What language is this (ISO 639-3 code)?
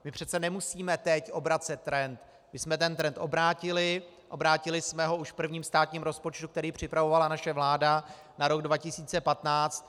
ces